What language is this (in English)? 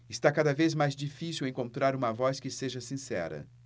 Portuguese